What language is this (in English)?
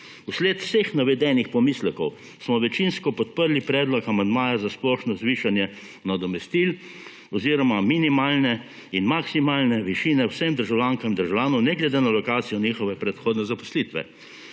Slovenian